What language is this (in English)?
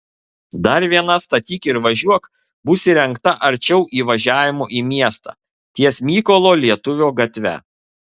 Lithuanian